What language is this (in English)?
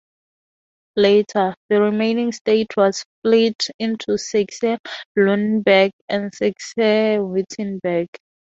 English